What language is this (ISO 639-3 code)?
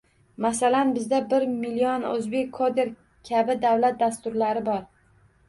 uzb